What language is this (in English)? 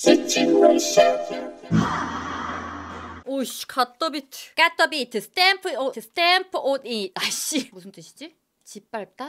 Korean